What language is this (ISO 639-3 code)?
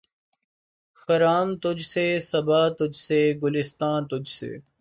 urd